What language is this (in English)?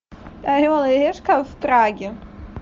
Russian